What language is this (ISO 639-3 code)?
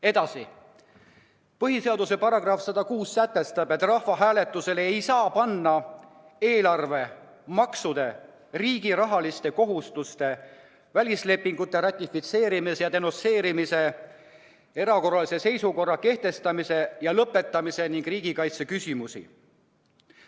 est